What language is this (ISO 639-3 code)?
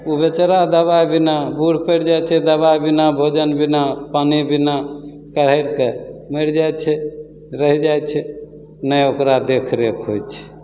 mai